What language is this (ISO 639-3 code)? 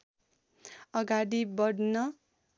nep